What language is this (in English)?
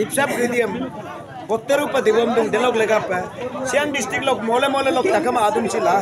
Indonesian